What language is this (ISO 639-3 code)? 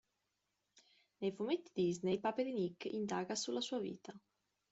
ita